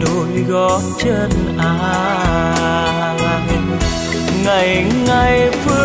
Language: Vietnamese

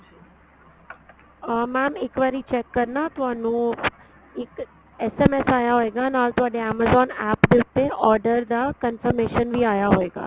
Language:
Punjabi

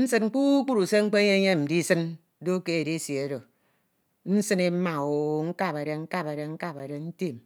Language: Ito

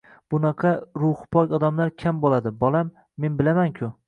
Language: Uzbek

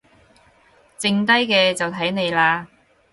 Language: Cantonese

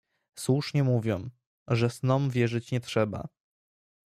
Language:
Polish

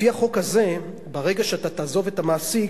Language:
Hebrew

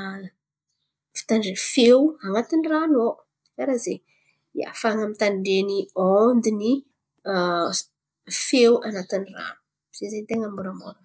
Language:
Antankarana Malagasy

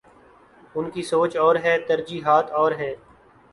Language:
Urdu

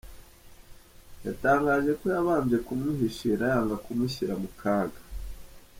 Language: Kinyarwanda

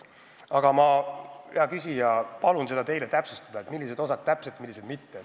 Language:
Estonian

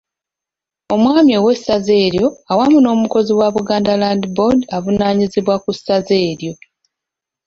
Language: Ganda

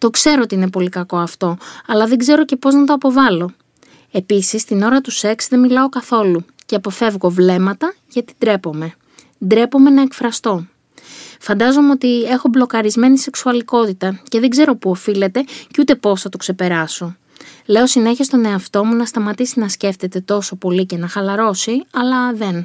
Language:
Greek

